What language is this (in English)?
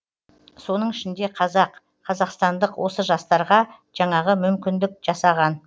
Kazakh